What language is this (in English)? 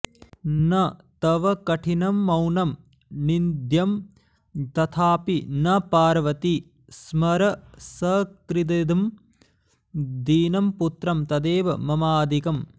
Sanskrit